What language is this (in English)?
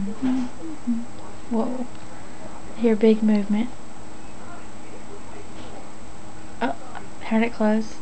English